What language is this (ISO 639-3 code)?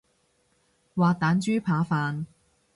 yue